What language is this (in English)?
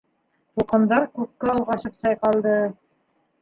Bashkir